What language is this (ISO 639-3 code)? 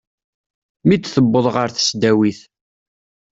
kab